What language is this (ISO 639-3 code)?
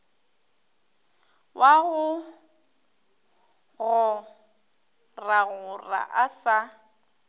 nso